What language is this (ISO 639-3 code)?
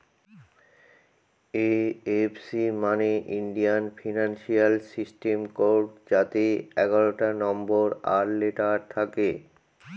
ben